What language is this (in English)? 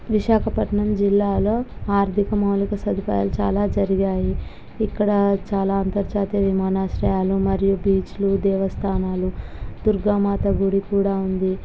Telugu